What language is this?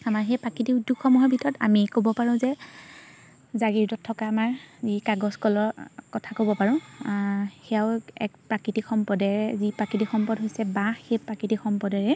Assamese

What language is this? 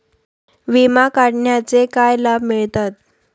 Marathi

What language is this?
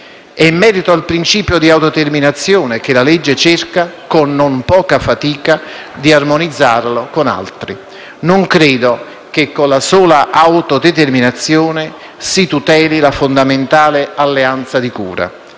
Italian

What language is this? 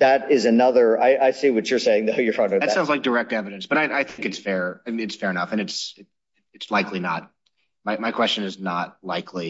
English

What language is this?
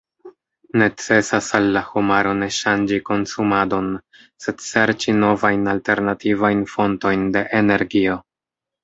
Esperanto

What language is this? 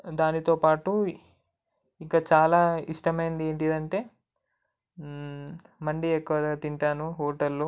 Telugu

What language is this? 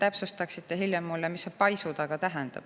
Estonian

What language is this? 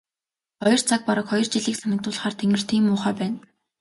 Mongolian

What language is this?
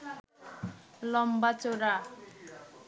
Bangla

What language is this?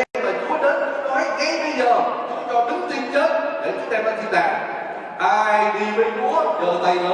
Vietnamese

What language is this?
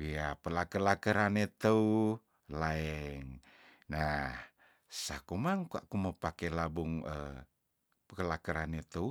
Tondano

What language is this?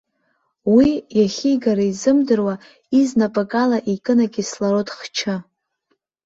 Abkhazian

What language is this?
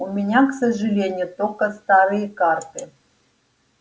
Russian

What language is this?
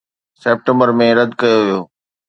Sindhi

